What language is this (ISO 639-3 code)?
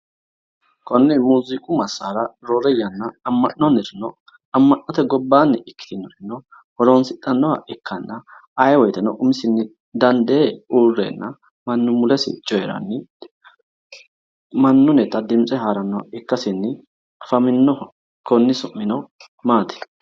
sid